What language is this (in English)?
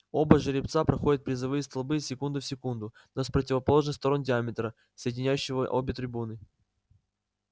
Russian